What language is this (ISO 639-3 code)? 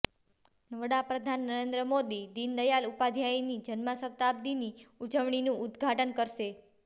guj